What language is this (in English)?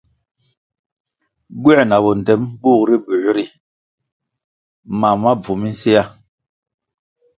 Kwasio